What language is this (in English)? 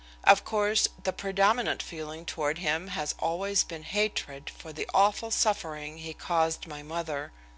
English